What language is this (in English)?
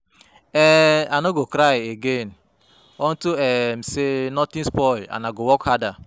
Nigerian Pidgin